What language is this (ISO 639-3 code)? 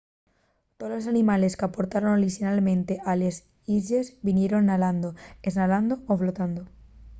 ast